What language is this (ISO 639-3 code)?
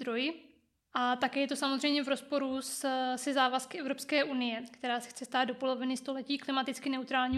ces